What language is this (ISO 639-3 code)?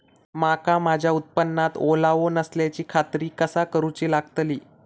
mar